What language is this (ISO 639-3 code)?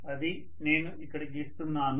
tel